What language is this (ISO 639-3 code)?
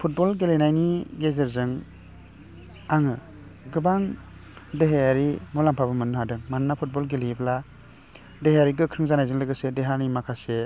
brx